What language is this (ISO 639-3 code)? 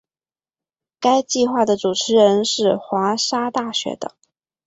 zho